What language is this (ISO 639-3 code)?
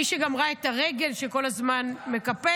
heb